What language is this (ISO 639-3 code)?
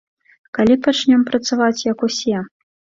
bel